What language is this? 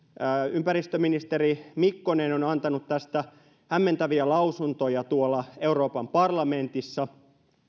Finnish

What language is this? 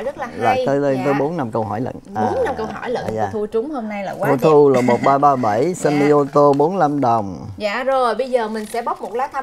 Vietnamese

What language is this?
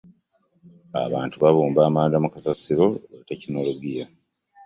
Ganda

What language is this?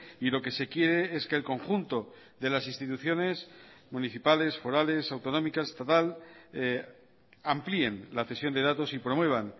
Spanish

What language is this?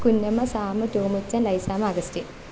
Malayalam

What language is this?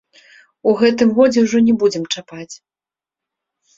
Belarusian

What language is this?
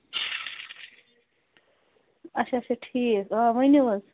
Kashmiri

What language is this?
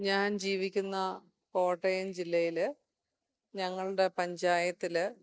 Malayalam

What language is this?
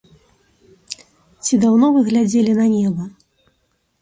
Belarusian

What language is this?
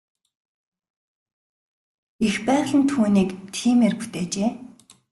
Mongolian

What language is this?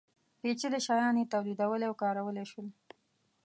Pashto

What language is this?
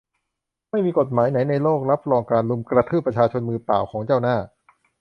Thai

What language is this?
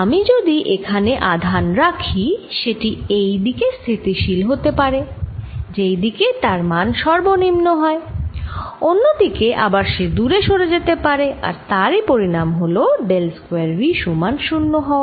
Bangla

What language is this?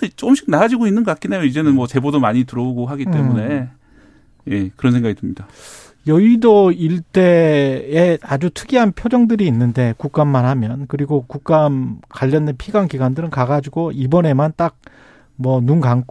Korean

